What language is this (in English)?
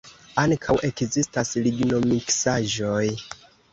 Esperanto